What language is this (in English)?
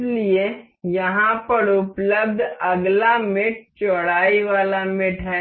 Hindi